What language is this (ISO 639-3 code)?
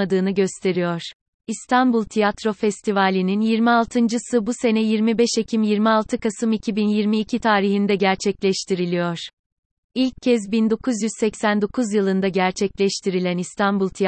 tur